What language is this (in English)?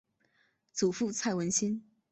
Chinese